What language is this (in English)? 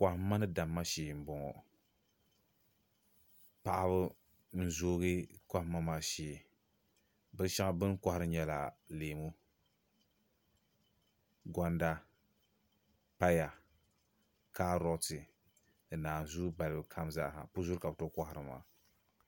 Dagbani